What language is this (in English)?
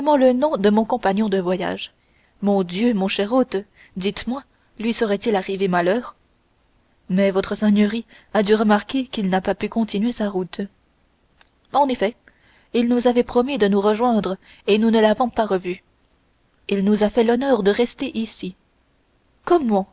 French